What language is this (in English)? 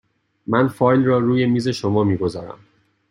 Persian